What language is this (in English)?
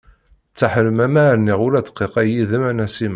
Kabyle